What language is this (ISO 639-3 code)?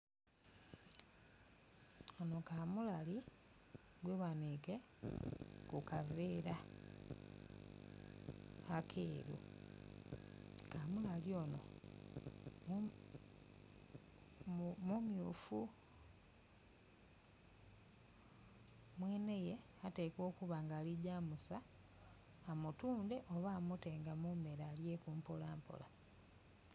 xog